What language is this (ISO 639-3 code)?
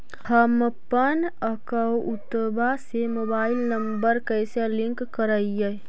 mag